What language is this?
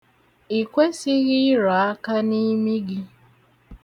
Igbo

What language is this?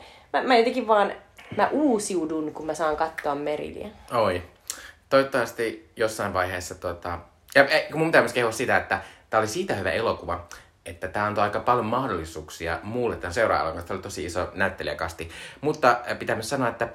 Finnish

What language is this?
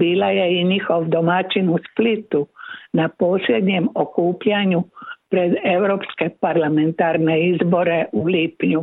Croatian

